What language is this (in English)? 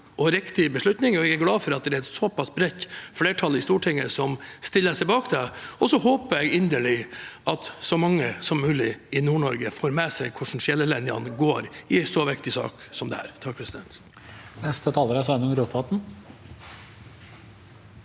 Norwegian